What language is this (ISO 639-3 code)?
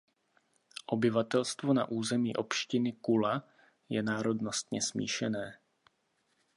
ces